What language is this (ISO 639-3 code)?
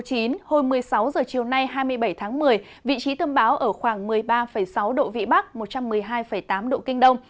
vie